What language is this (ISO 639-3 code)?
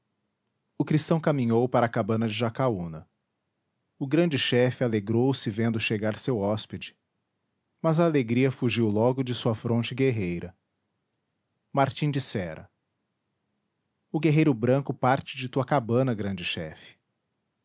por